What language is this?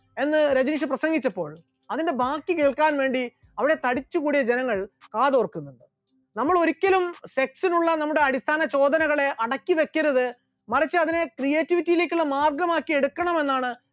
Malayalam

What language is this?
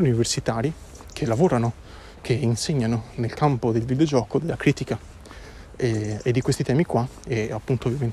Italian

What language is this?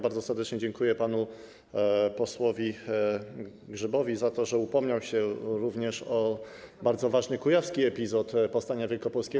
Polish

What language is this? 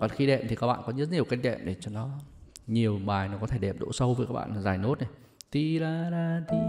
Vietnamese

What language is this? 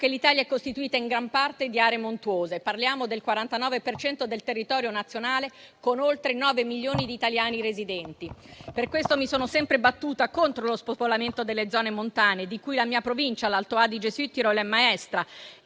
Italian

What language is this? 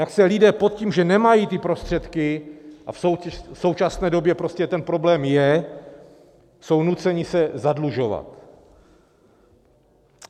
Czech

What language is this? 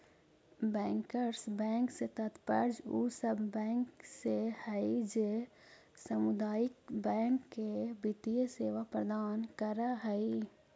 Magahi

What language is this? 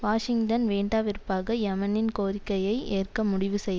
Tamil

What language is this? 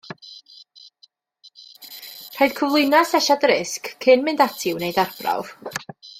Welsh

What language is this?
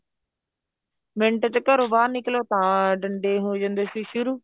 Punjabi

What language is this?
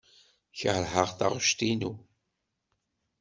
Kabyle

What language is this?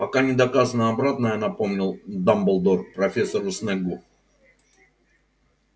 Russian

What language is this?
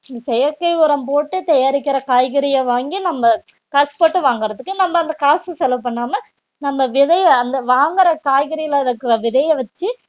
Tamil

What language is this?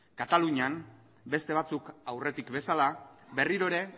Basque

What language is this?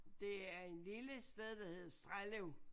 Danish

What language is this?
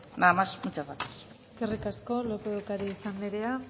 Basque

